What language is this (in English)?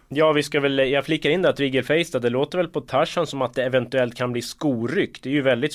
Swedish